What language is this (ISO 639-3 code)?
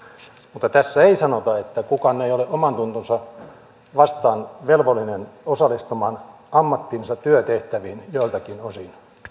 fin